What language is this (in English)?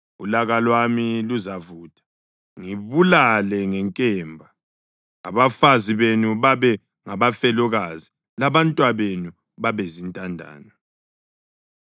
North Ndebele